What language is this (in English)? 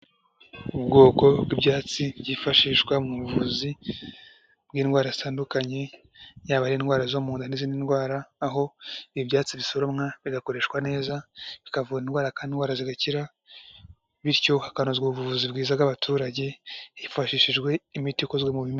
Kinyarwanda